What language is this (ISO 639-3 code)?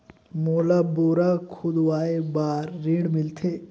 hne